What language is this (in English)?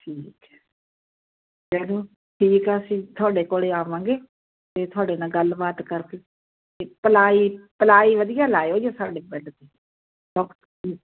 Punjabi